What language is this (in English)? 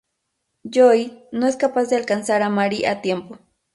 Spanish